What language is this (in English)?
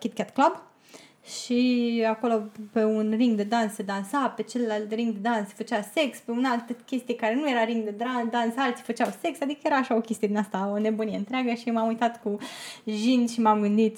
Romanian